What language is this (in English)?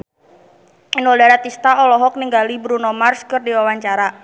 Sundanese